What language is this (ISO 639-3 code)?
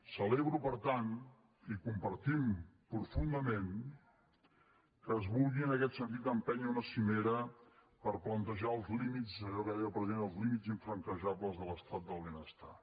cat